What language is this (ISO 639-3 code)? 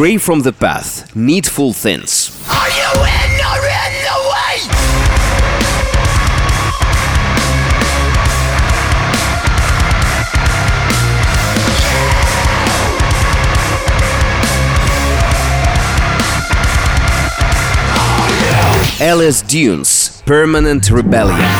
ukr